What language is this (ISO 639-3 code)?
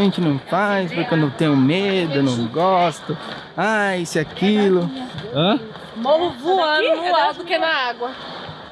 por